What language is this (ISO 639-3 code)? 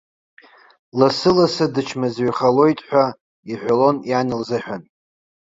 abk